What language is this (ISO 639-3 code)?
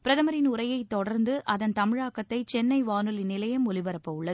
tam